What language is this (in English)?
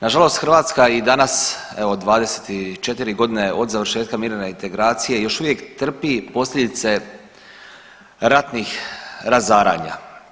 Croatian